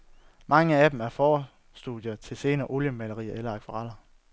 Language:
Danish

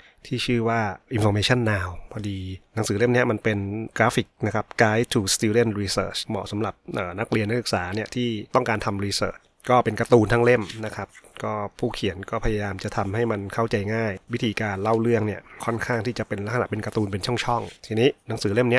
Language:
Thai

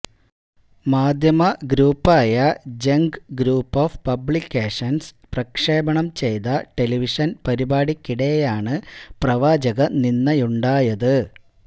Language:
Malayalam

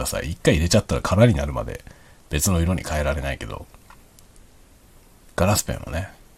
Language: Japanese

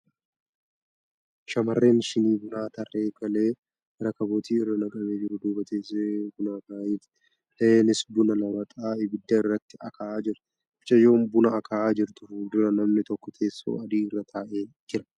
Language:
Oromo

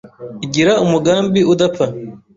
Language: Kinyarwanda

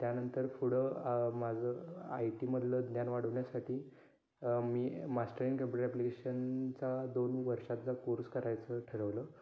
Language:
Marathi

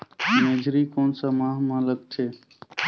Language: Chhattisgarhi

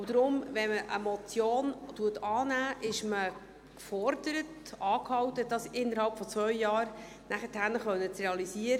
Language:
Swiss German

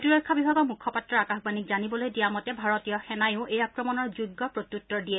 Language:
Assamese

